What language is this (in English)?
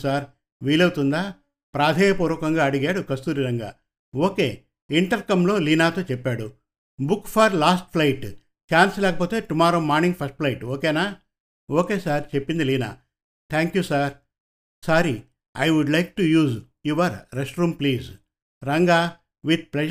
Telugu